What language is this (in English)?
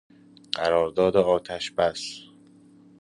Persian